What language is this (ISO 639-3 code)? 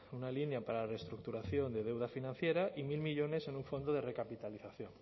spa